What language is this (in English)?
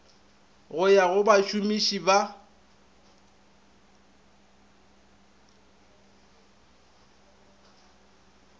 Northern Sotho